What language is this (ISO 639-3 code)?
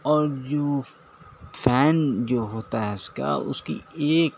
urd